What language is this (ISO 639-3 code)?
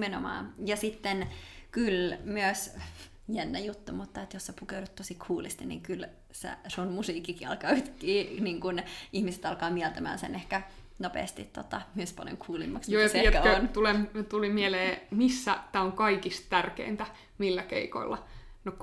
fin